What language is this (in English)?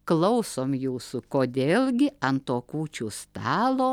Lithuanian